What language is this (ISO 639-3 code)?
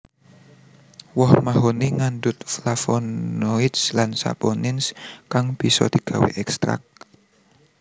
jav